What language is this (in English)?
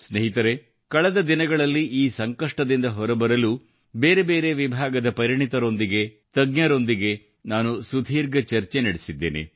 Kannada